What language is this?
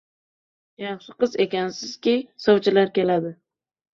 Uzbek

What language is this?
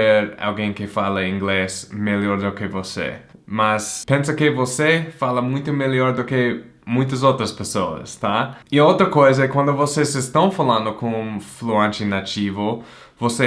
Portuguese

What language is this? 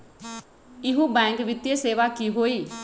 Magahi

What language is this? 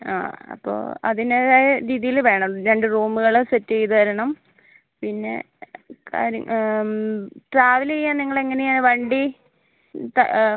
Malayalam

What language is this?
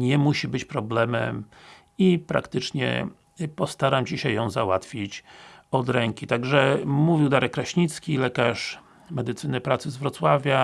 Polish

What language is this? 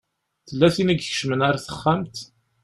Kabyle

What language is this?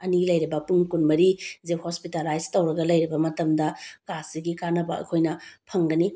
Manipuri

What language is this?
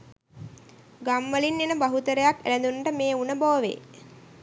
Sinhala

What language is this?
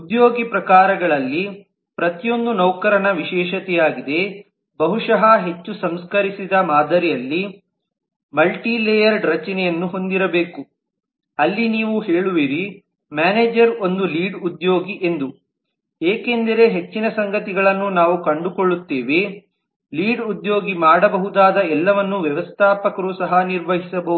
Kannada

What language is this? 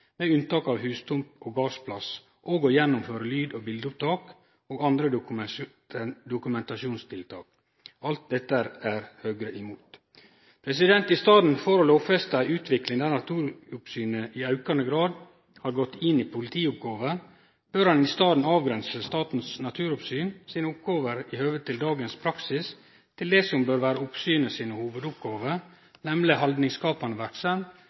Norwegian Nynorsk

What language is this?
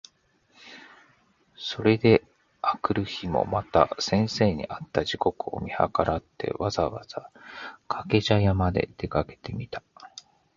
Japanese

